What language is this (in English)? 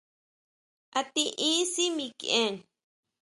Huautla Mazatec